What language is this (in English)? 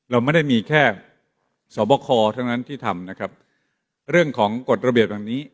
Thai